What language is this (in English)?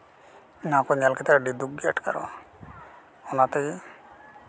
Santali